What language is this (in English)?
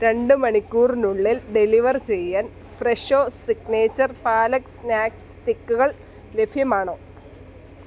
Malayalam